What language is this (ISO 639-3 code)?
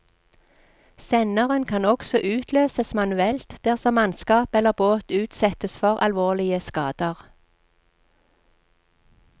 nor